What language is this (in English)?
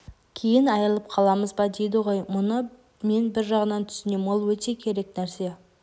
Kazakh